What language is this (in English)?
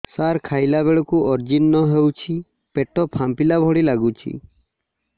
Odia